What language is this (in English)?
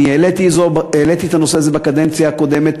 Hebrew